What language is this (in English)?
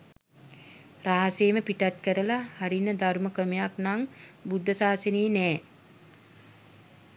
Sinhala